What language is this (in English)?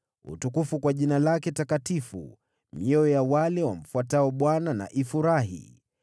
Swahili